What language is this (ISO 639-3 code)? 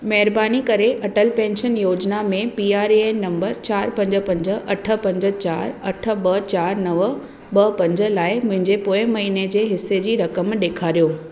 snd